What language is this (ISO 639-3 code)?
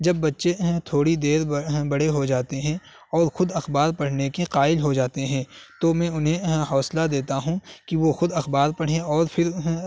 urd